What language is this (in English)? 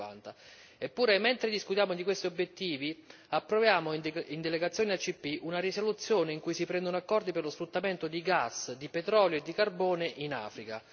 Italian